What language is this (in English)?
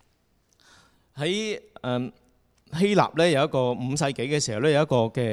Chinese